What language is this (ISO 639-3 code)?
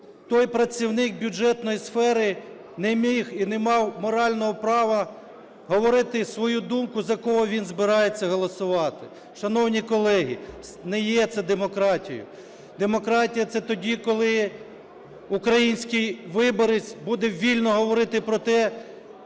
ukr